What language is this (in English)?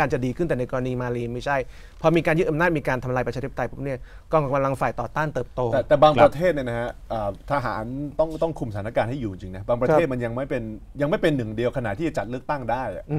Thai